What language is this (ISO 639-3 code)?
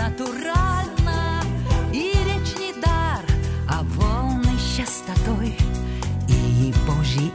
rus